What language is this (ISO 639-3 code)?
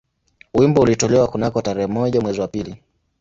swa